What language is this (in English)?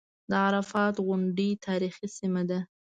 Pashto